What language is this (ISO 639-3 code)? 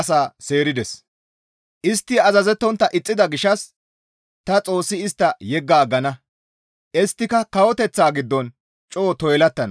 gmv